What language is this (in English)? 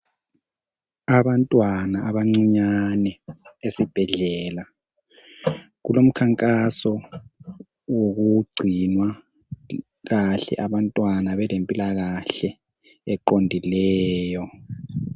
North Ndebele